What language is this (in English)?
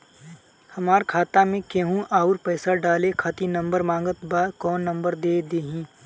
Bhojpuri